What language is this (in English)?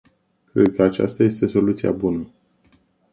Romanian